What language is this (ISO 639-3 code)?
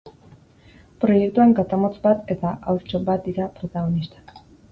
eus